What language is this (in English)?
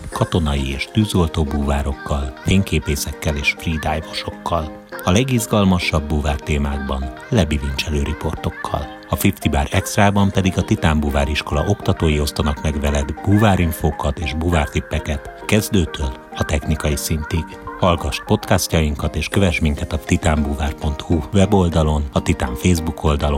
Hungarian